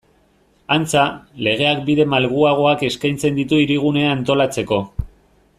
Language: Basque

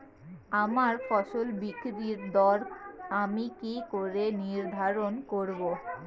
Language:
Bangla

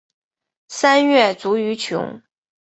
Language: Chinese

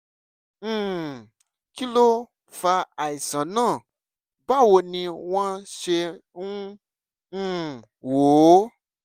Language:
Yoruba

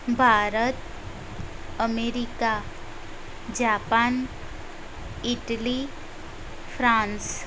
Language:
Gujarati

